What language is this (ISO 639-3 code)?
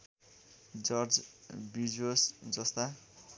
nep